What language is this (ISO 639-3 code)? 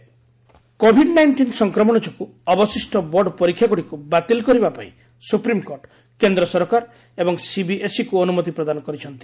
ori